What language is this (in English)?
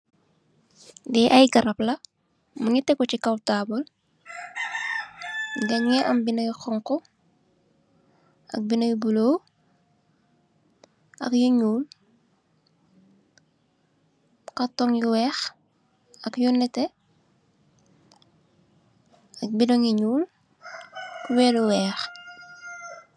Wolof